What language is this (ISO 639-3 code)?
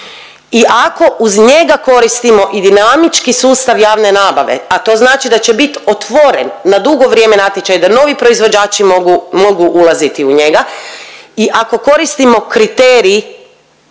hrv